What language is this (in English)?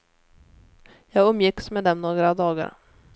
Swedish